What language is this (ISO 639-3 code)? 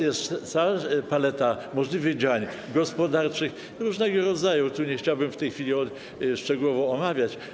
pol